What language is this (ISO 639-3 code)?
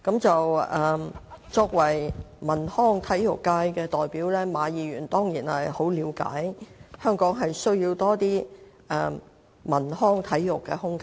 yue